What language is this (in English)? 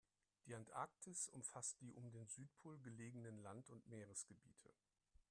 German